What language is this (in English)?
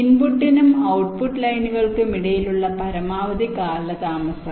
Malayalam